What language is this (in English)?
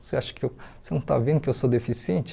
Portuguese